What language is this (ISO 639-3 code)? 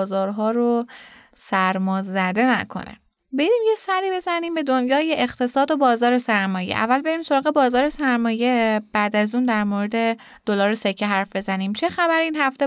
fas